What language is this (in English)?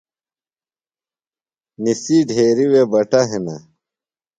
Phalura